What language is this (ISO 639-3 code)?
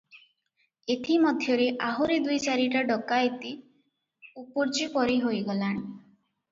ori